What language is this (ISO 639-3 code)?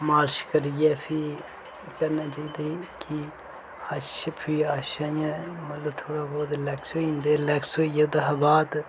doi